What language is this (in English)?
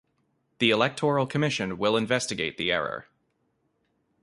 English